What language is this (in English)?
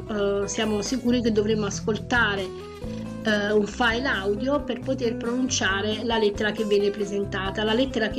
Italian